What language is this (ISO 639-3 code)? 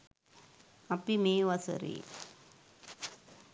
sin